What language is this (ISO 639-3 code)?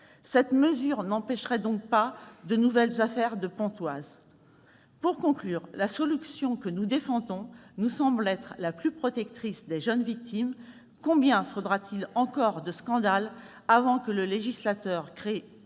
fra